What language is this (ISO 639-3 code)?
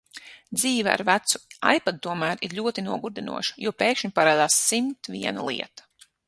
lav